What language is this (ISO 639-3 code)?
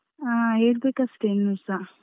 kan